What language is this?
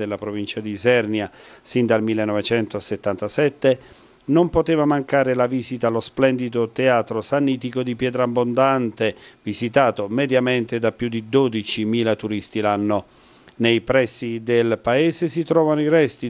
Italian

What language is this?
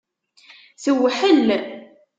Kabyle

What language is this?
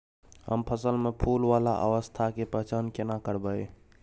Maithili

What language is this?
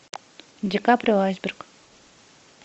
Russian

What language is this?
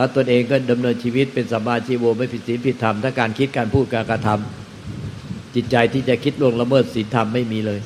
Thai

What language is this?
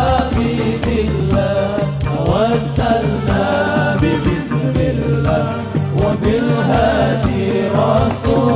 Indonesian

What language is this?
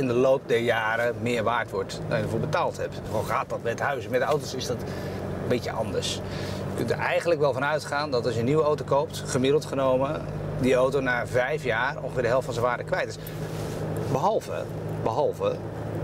Dutch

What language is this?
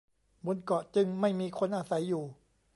Thai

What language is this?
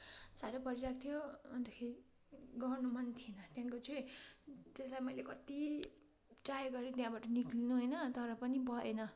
Nepali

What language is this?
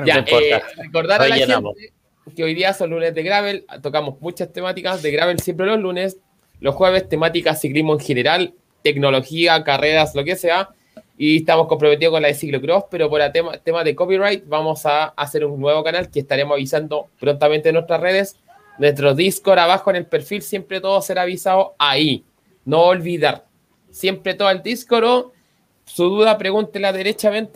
Spanish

